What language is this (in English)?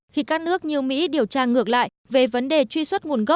Vietnamese